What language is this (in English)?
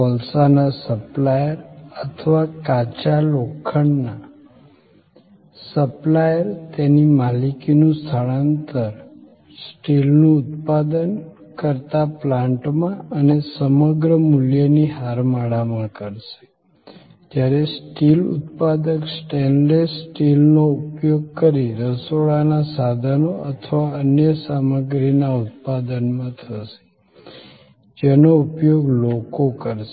Gujarati